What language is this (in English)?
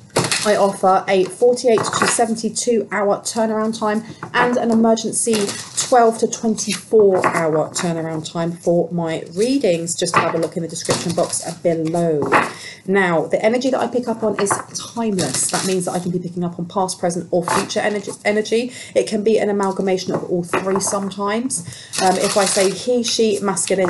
English